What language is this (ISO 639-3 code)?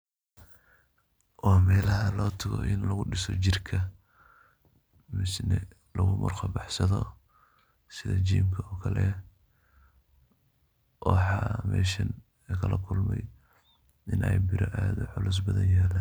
som